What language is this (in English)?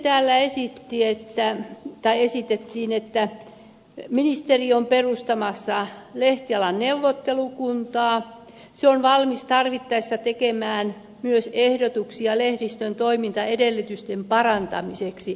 Finnish